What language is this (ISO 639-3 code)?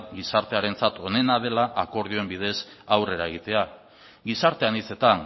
eus